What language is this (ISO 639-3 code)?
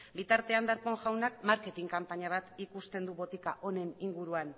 eus